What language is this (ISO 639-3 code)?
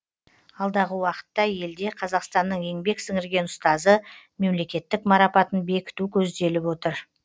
kaz